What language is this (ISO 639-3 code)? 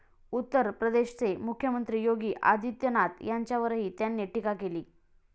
mar